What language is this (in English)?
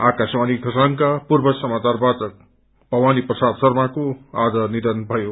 Nepali